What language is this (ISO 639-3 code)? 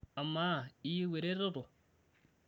mas